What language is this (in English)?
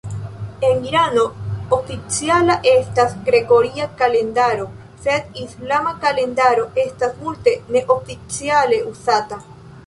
Esperanto